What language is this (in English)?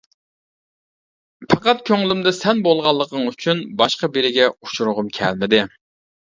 Uyghur